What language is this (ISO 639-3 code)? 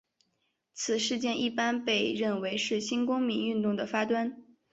zho